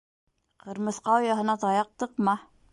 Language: Bashkir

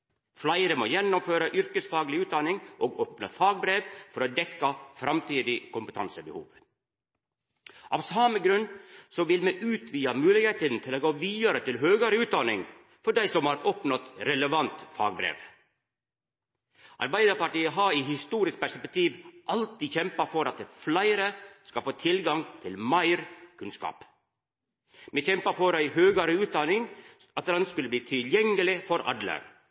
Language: Norwegian Nynorsk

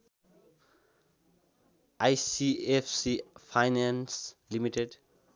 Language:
Nepali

